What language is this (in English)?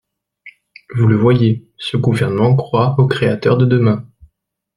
French